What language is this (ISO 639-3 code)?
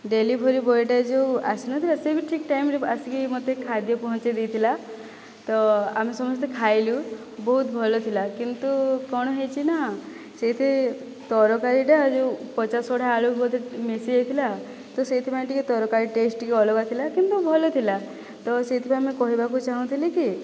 ori